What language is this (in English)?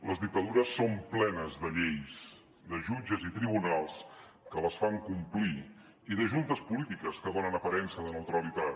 Catalan